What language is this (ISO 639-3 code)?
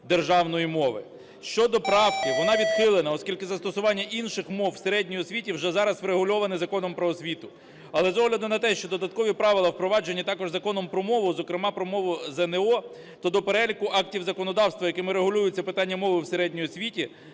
ukr